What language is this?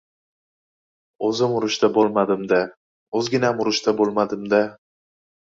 Uzbek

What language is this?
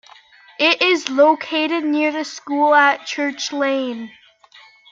English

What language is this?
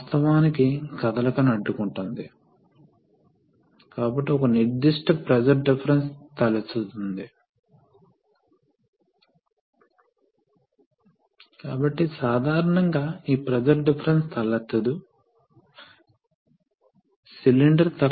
Telugu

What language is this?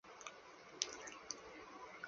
Chinese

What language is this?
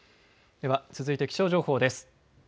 Japanese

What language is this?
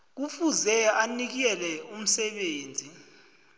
South Ndebele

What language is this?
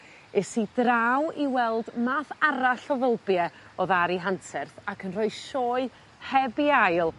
Welsh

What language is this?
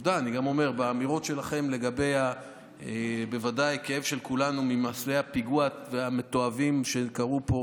Hebrew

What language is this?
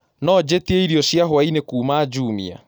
Kikuyu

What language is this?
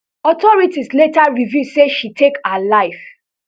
Nigerian Pidgin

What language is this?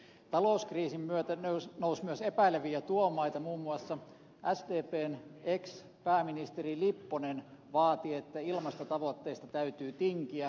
Finnish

